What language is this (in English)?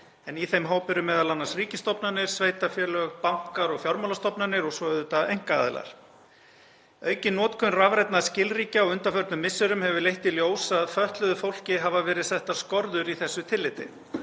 Icelandic